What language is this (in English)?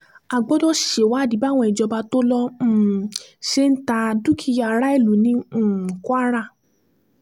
Yoruba